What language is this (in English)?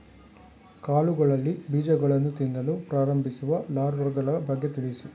Kannada